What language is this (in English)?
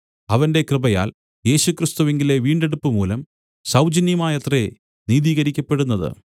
Malayalam